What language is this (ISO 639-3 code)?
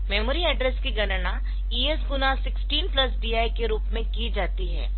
hin